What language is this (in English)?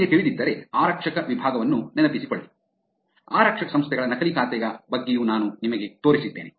Kannada